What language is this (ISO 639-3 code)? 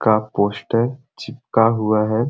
sck